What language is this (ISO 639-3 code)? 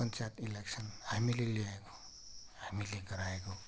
nep